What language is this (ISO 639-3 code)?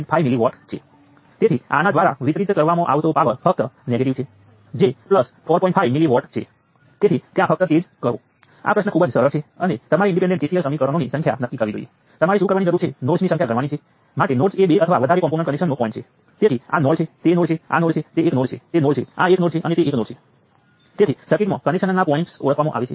guj